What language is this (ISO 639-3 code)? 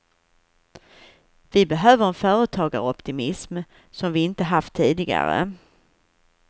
swe